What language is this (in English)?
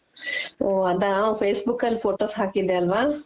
Kannada